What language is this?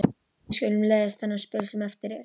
Icelandic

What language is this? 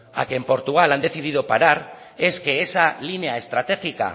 Spanish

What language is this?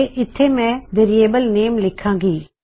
Punjabi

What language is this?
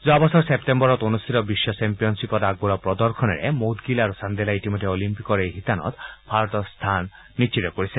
Assamese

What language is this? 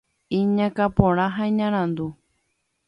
Guarani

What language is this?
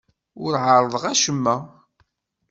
Kabyle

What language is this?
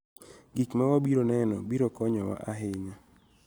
Luo (Kenya and Tanzania)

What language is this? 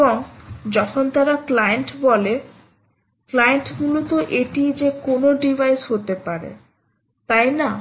Bangla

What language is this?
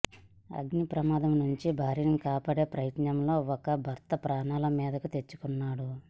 Telugu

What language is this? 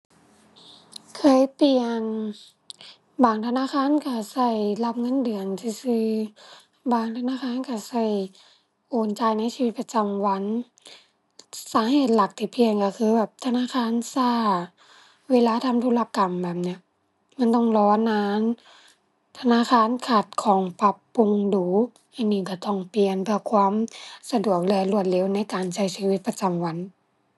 Thai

